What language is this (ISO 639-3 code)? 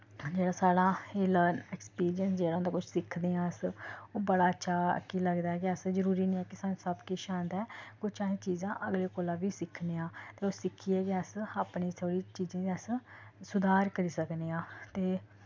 doi